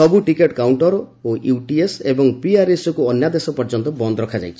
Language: Odia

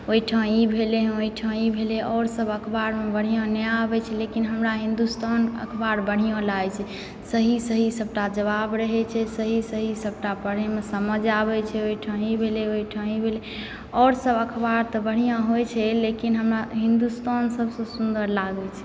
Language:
Maithili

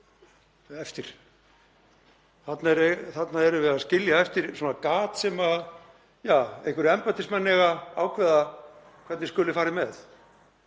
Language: Icelandic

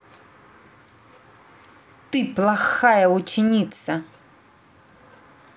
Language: Russian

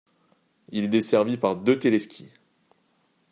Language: French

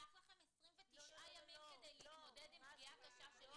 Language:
Hebrew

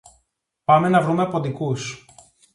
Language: Greek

